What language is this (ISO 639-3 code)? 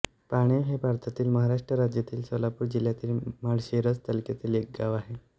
mar